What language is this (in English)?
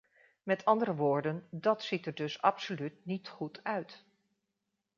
Dutch